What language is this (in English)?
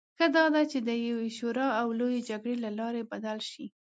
Pashto